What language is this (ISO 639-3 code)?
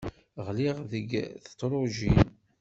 kab